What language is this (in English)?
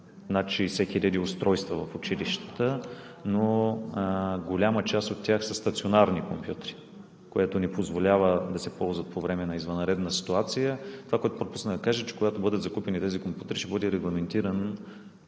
Bulgarian